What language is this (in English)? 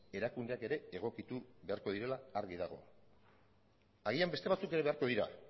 Basque